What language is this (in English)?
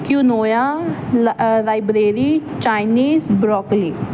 Punjabi